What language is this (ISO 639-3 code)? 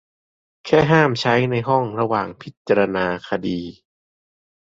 tha